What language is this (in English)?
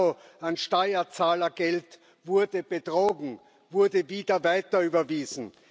German